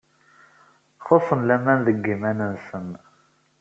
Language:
Kabyle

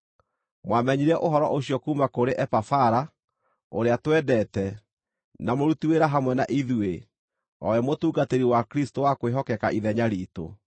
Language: Kikuyu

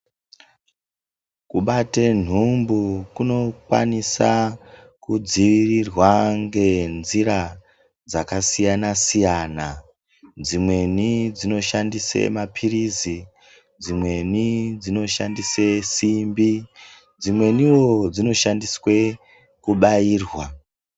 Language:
Ndau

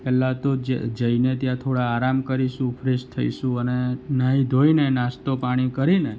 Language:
Gujarati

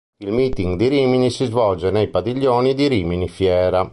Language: Italian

